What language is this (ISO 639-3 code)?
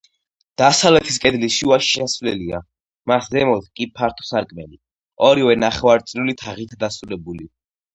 kat